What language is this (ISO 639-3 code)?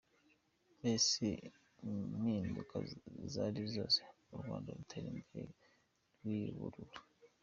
kin